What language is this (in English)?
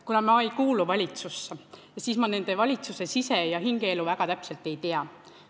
Estonian